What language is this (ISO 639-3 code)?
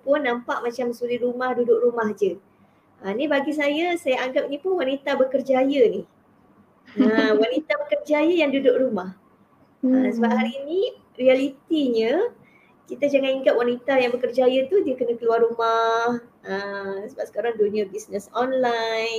msa